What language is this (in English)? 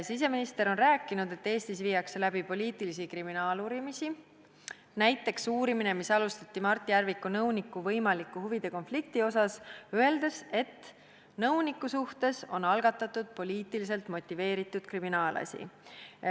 Estonian